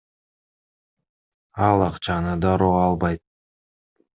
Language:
Kyrgyz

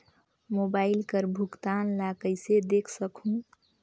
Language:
Chhattisgarhi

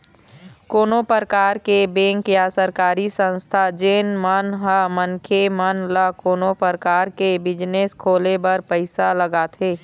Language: Chhattisgarhi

